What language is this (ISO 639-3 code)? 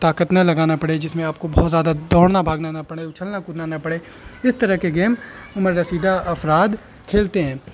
urd